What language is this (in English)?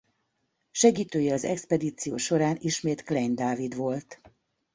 Hungarian